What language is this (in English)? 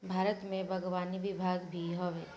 Bhojpuri